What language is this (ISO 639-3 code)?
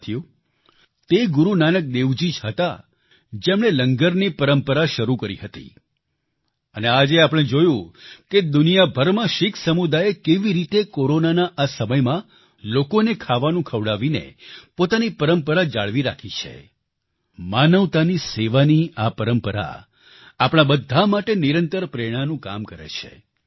guj